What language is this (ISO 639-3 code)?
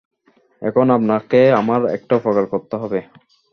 ben